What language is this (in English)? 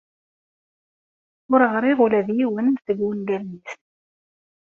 Kabyle